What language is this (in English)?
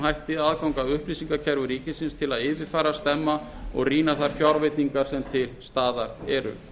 Icelandic